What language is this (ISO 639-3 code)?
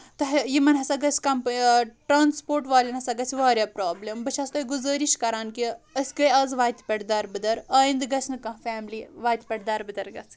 kas